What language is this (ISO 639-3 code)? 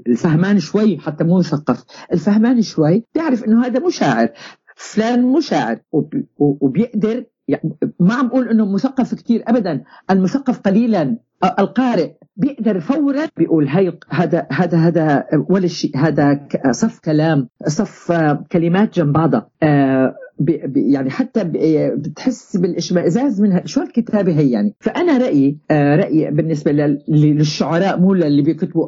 ara